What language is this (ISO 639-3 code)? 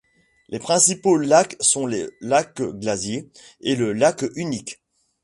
fra